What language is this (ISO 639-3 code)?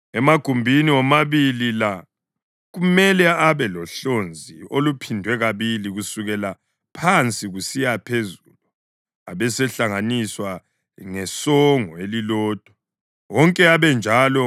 nde